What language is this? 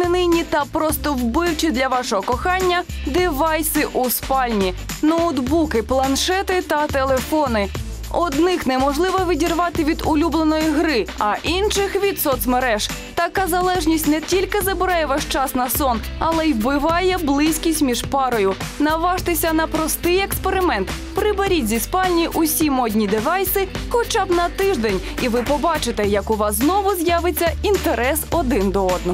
Ukrainian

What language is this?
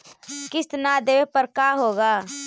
Magahi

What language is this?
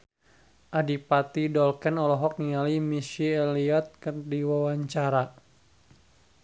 Sundanese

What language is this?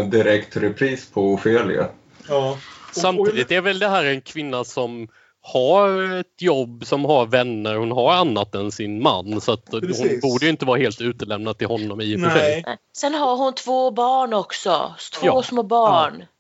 Swedish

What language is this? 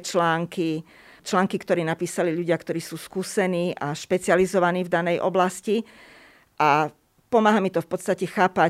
Slovak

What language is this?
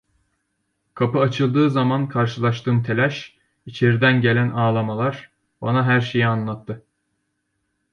Turkish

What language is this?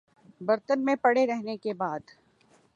Urdu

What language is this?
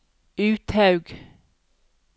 Norwegian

